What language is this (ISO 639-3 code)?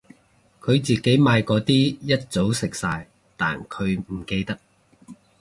yue